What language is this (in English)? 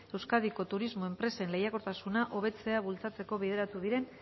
Basque